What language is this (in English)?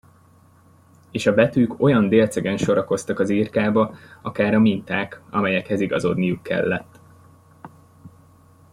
Hungarian